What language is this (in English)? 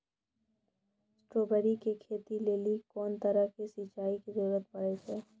Maithili